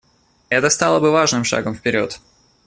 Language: Russian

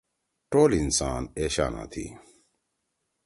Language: Torwali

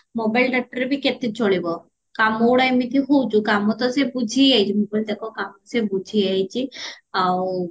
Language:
Odia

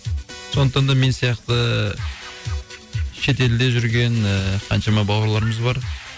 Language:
Kazakh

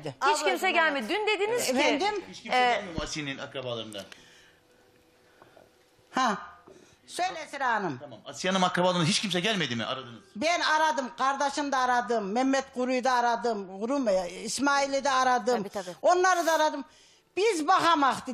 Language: Turkish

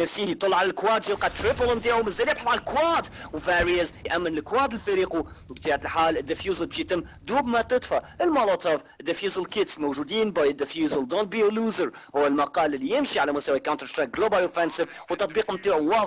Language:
Arabic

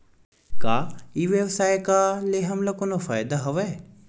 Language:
Chhattisgarhi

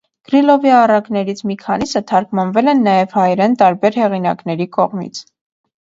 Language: Armenian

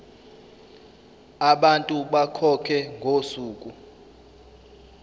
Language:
Zulu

